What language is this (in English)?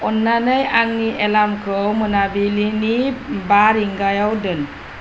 Bodo